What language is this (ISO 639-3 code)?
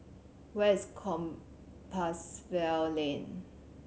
eng